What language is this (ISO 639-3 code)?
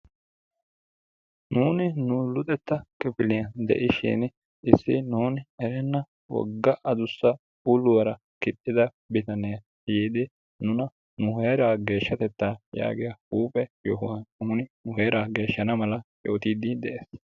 wal